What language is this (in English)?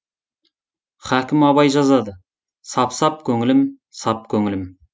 Kazakh